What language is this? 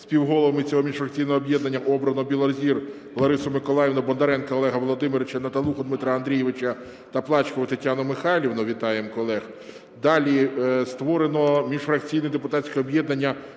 Ukrainian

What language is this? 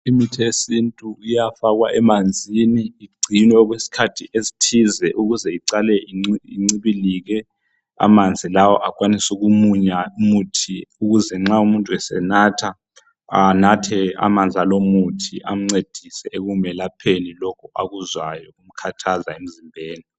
North Ndebele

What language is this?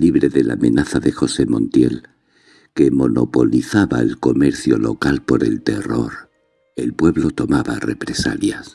Spanish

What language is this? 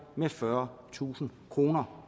Danish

